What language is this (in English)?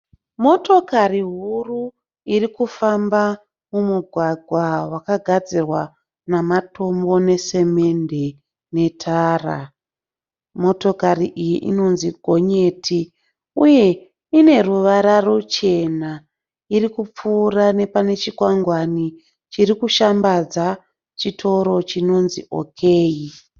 Shona